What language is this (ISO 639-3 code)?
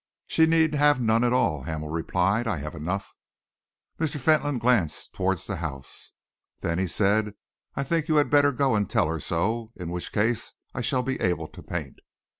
eng